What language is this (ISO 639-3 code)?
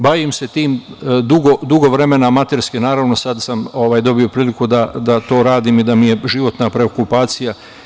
srp